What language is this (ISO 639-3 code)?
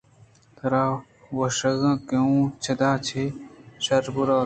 bgp